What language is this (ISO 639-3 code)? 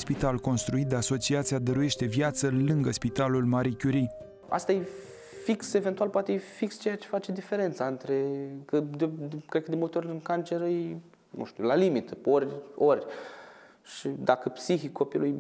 ron